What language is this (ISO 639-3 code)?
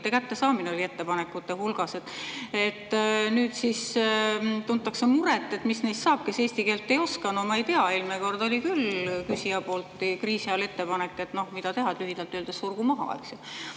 est